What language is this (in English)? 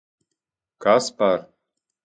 Latvian